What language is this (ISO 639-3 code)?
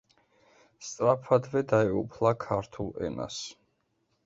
kat